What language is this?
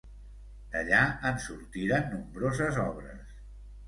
Catalan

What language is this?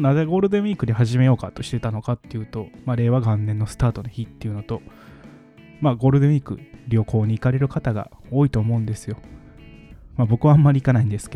Japanese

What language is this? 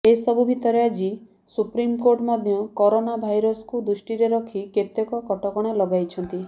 Odia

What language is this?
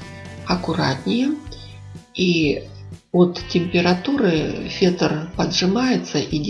Russian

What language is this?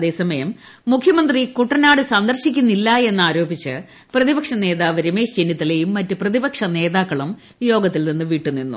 Malayalam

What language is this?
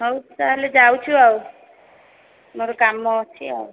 Odia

